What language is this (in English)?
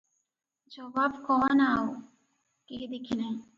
Odia